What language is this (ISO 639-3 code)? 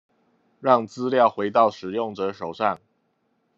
zho